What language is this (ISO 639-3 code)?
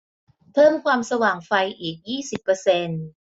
tha